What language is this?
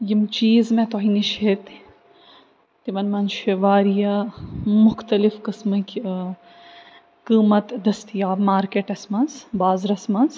Kashmiri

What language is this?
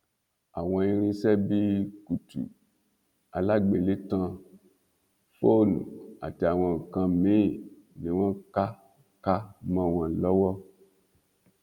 Yoruba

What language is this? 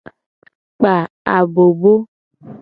Gen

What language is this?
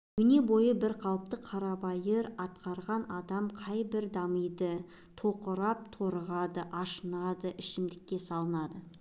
Kazakh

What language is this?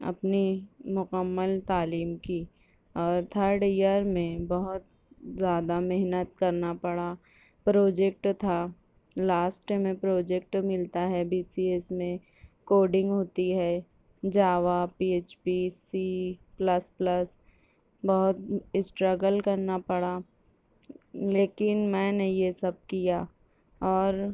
Urdu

